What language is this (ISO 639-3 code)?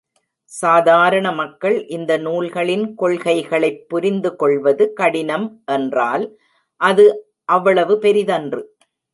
tam